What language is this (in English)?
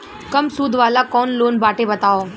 Bhojpuri